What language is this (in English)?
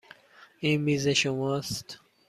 Persian